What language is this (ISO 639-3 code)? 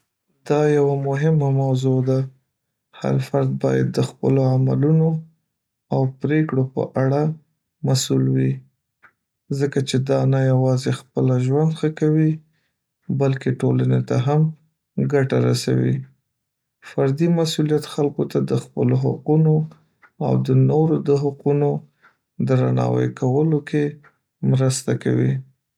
pus